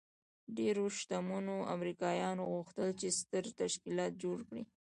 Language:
Pashto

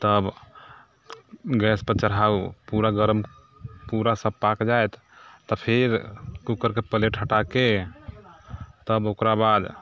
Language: Maithili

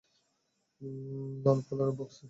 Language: Bangla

